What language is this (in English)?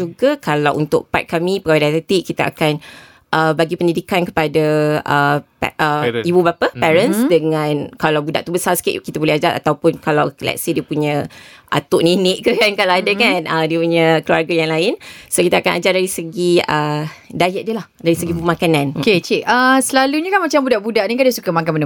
Malay